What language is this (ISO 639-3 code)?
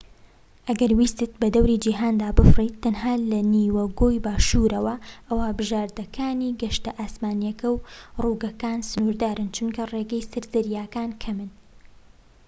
ckb